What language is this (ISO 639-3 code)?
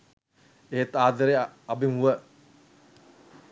sin